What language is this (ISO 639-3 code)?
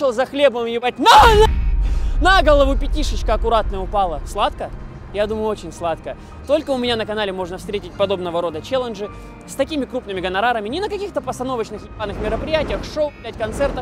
rus